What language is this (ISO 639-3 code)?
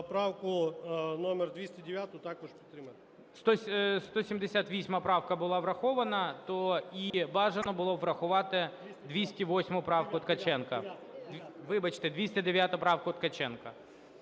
ukr